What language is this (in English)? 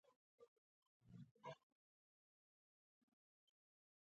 Pashto